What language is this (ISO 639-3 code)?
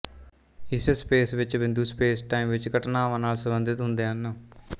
pan